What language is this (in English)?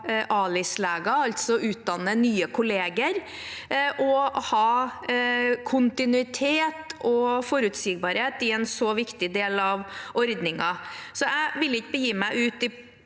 Norwegian